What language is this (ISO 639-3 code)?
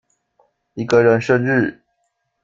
zho